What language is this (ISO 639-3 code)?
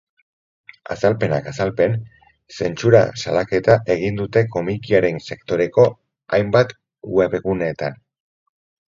eus